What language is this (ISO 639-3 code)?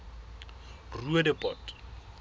sot